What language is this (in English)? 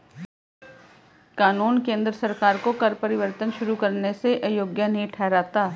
Hindi